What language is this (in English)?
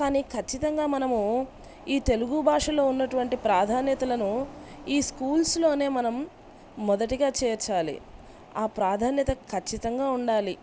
Telugu